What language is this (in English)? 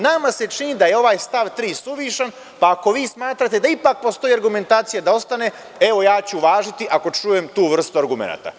Serbian